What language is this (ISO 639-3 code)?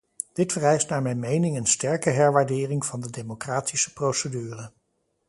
nld